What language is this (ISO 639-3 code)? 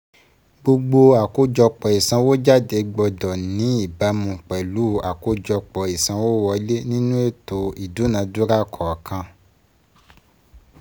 yor